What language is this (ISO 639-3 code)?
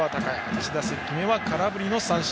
jpn